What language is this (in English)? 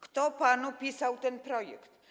Polish